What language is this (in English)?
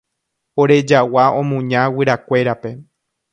Guarani